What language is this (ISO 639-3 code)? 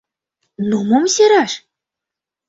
chm